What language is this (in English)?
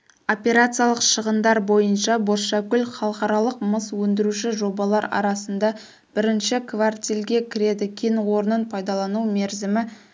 Kazakh